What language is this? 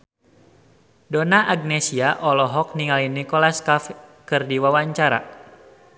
Sundanese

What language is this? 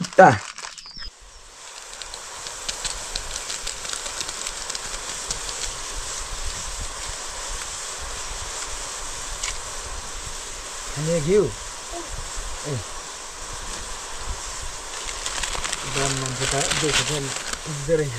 Arabic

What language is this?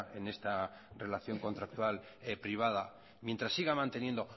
Spanish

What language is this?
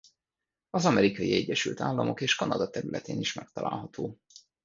Hungarian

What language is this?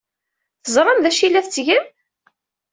Kabyle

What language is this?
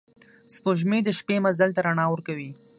Pashto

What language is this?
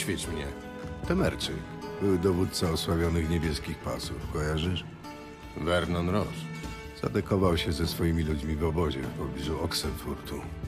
Polish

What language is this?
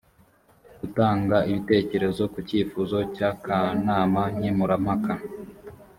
Kinyarwanda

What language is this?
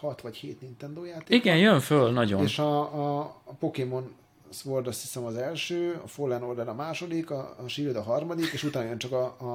Hungarian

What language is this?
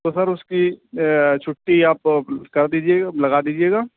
Urdu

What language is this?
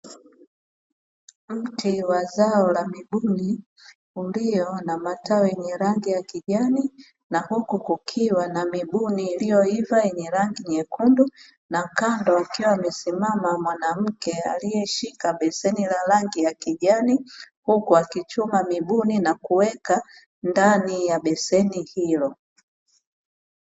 Swahili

